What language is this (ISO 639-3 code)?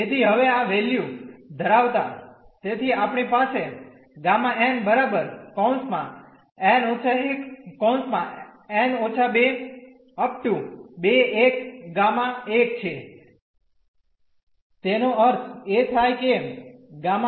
guj